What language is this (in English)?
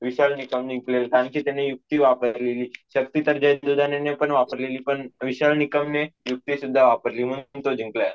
Marathi